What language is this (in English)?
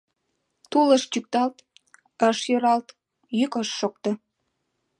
Mari